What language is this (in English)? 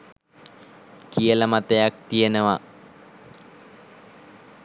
Sinhala